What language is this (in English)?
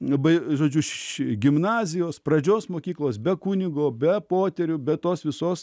Lithuanian